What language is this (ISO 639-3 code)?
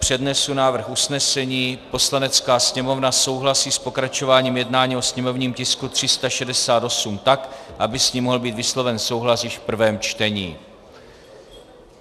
ces